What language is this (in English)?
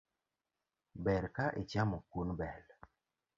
Luo (Kenya and Tanzania)